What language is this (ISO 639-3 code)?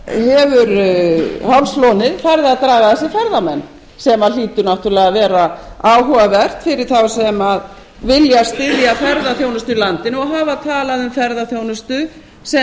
isl